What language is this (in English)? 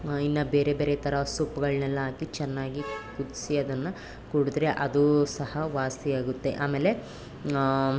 Kannada